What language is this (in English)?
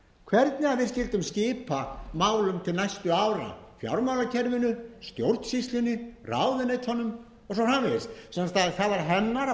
Icelandic